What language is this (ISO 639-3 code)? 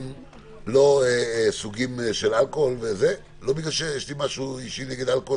heb